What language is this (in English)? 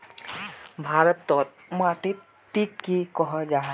Magahi